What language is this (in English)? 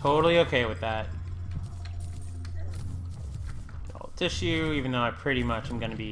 English